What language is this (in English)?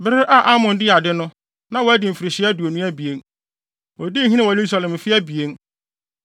Akan